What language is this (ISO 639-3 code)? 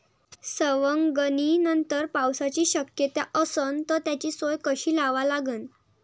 mar